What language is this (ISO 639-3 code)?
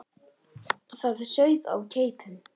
isl